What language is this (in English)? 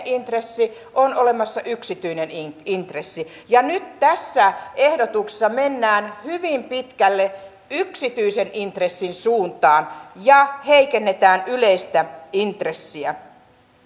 Finnish